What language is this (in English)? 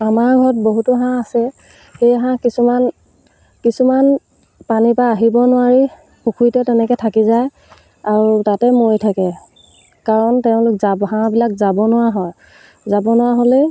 Assamese